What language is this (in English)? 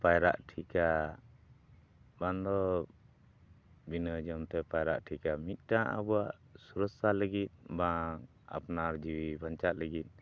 Santali